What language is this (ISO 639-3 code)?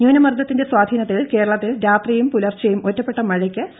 mal